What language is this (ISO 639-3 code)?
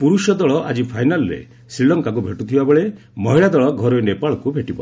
ori